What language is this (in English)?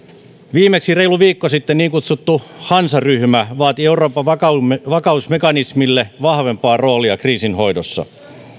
Finnish